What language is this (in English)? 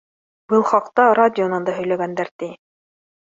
Bashkir